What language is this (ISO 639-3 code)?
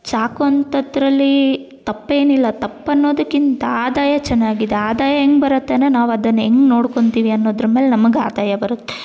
kan